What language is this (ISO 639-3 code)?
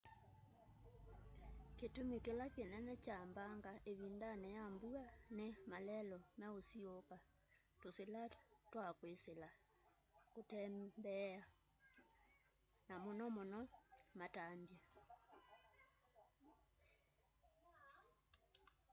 kam